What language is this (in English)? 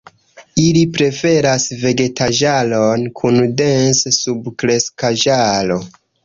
Esperanto